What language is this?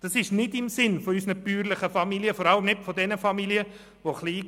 Swiss German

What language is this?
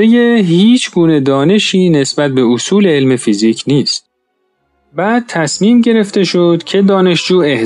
Persian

